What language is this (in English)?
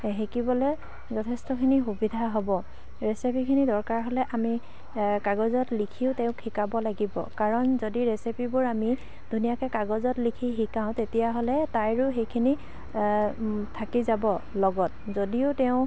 Assamese